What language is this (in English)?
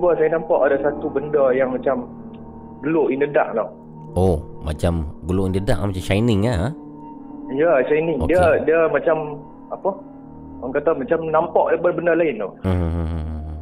Malay